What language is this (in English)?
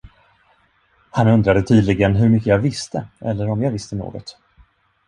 Swedish